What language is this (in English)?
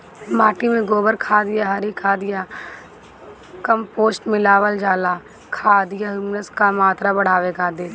Bhojpuri